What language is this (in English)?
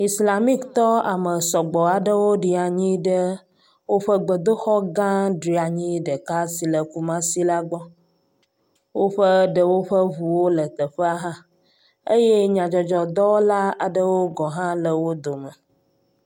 Ewe